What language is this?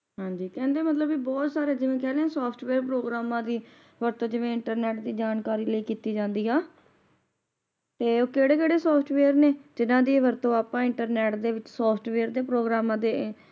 Punjabi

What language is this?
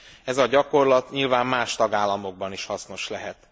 Hungarian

